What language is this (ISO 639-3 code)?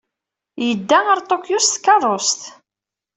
kab